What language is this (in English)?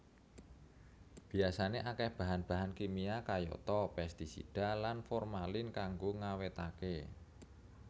Javanese